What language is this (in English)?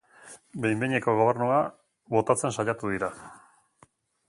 Basque